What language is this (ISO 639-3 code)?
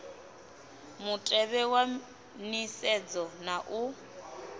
ven